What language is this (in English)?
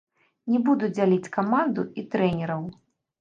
Belarusian